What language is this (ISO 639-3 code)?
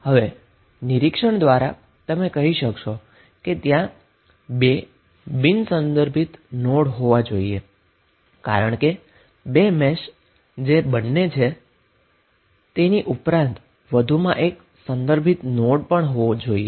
guj